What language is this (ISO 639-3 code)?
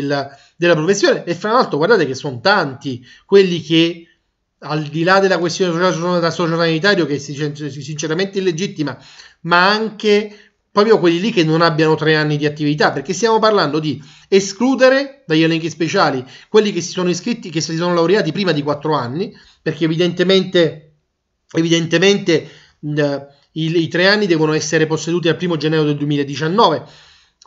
ita